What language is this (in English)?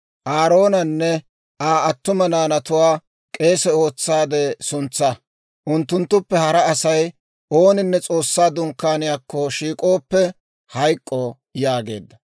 Dawro